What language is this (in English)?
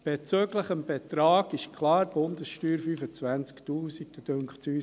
Swiss German